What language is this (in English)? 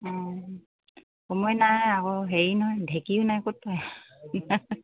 Assamese